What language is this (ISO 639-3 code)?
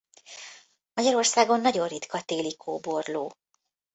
hun